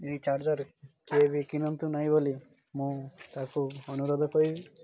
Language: Odia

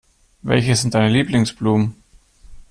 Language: German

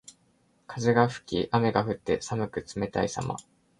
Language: Japanese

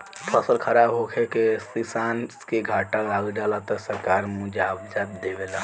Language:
Bhojpuri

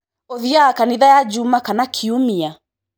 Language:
Kikuyu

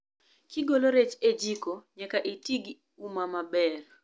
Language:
Luo (Kenya and Tanzania)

